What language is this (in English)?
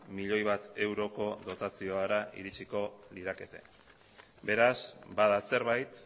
Basque